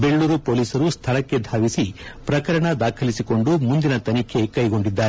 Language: Kannada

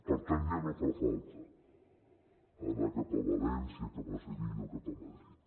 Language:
Catalan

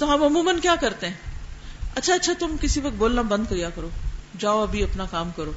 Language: Urdu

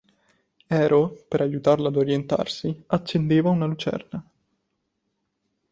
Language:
Italian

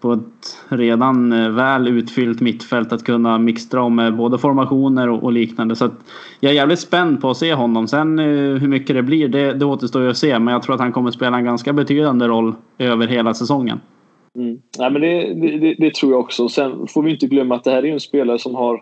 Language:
Swedish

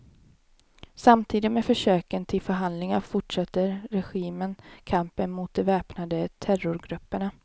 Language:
Swedish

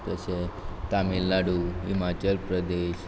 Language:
Konkani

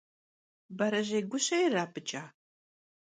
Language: Kabardian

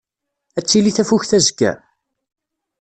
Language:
Kabyle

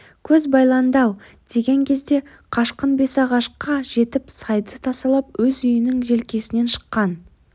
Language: Kazakh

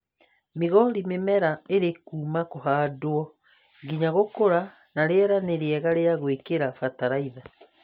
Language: Kikuyu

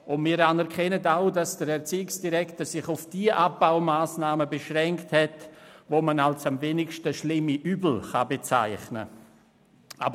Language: Swiss German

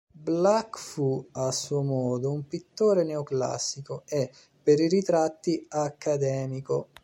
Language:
Italian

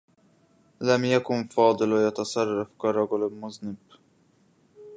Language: Arabic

